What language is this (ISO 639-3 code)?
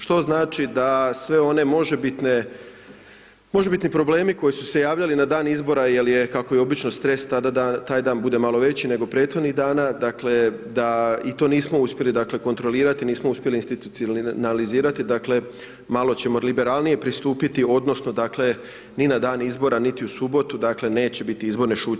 hrv